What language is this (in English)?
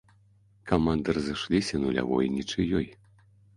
Belarusian